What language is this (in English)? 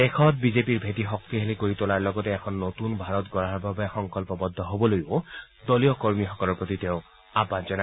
Assamese